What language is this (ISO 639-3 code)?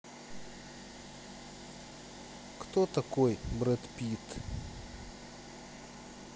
rus